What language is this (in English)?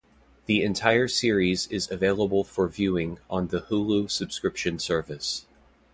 English